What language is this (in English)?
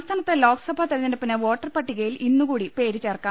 Malayalam